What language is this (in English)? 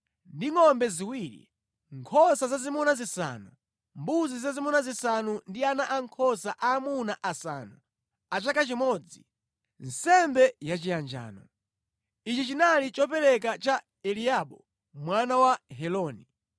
Nyanja